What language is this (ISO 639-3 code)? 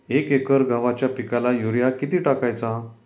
mar